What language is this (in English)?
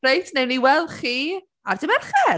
Welsh